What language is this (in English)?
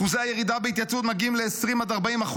Hebrew